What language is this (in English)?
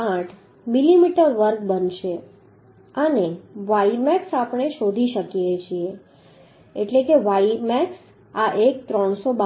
Gujarati